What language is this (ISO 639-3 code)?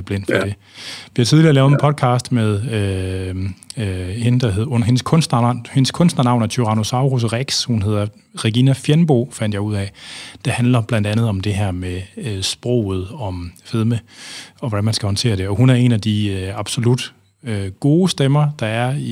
dan